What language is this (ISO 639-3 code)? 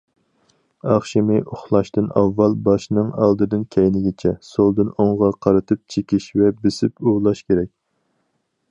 uig